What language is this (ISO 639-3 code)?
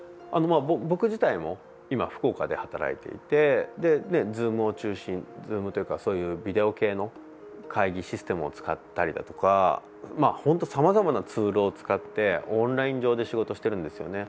jpn